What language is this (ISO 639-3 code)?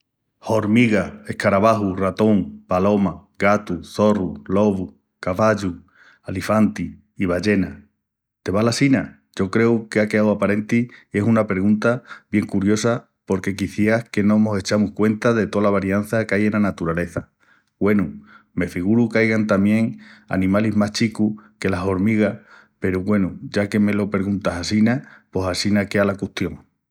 ext